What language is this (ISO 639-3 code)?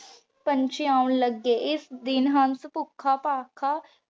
pan